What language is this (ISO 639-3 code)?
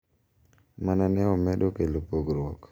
luo